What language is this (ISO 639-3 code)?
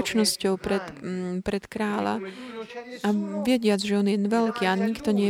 slk